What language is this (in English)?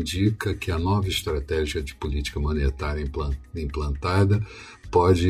Portuguese